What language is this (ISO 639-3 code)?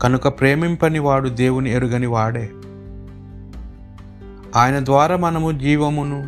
tel